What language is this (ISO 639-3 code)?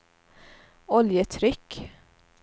swe